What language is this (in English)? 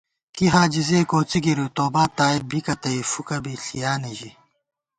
Gawar-Bati